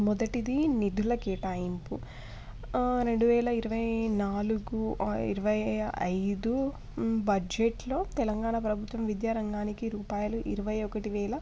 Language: Telugu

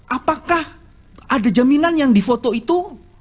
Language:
Indonesian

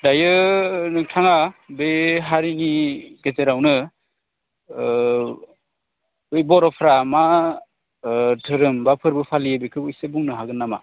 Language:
Bodo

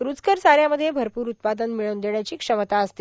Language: Marathi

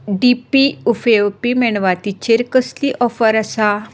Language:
Konkani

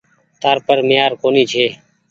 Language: Goaria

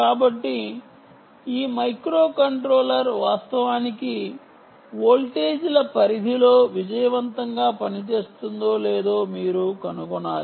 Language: Telugu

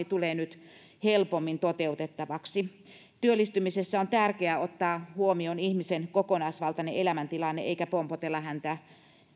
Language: Finnish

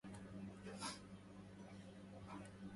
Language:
Arabic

